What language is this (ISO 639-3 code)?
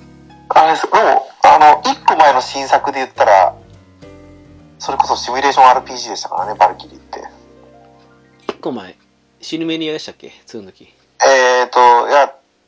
jpn